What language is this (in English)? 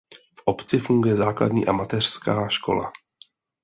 Czech